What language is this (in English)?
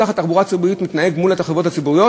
Hebrew